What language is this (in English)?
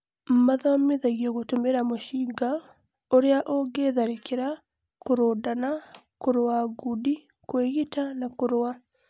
Kikuyu